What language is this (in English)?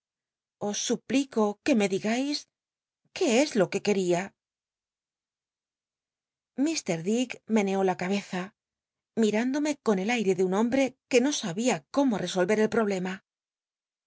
Spanish